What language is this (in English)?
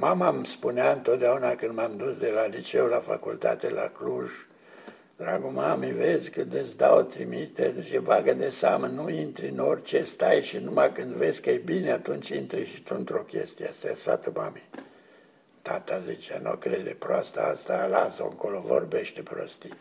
Romanian